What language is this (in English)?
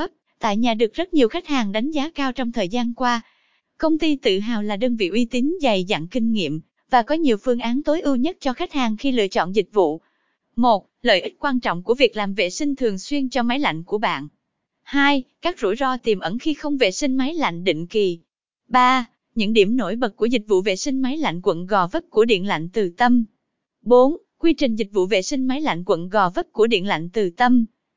Vietnamese